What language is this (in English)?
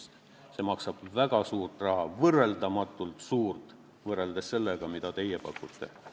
Estonian